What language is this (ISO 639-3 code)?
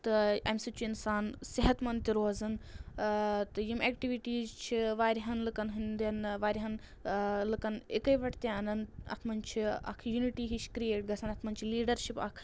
kas